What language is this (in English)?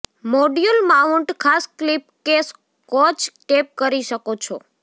Gujarati